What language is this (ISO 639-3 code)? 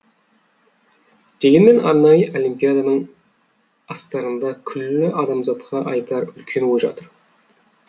kaz